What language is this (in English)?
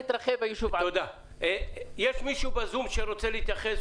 Hebrew